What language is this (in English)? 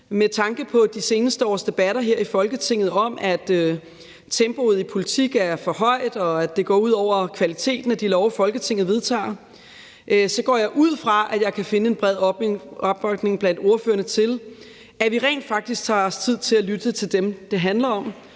Danish